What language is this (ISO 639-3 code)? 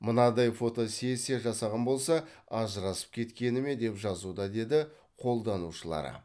kaz